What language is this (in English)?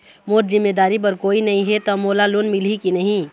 Chhattisgarhi